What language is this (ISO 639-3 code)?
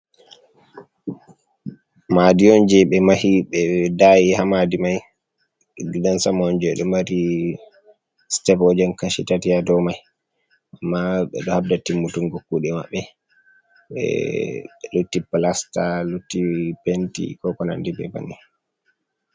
ful